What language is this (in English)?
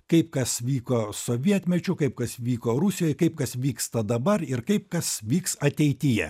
Lithuanian